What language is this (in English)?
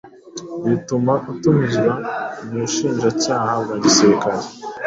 Kinyarwanda